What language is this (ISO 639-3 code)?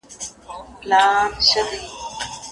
pus